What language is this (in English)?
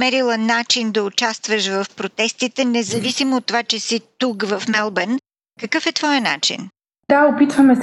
Bulgarian